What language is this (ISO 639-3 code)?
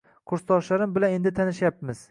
uzb